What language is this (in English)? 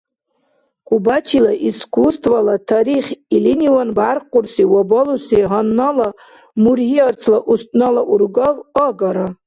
Dargwa